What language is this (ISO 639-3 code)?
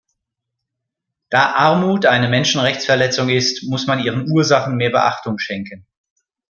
deu